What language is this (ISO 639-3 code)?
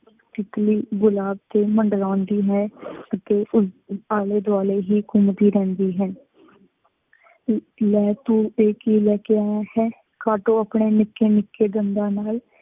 pan